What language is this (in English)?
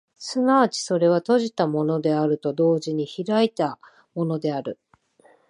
Japanese